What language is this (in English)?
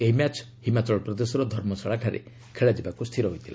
Odia